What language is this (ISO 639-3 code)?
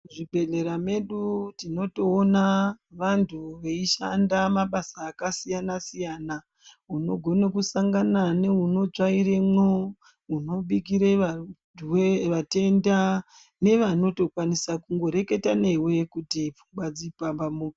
ndc